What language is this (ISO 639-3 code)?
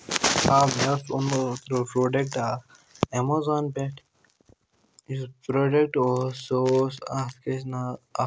kas